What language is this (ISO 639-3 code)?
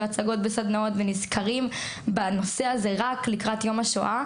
heb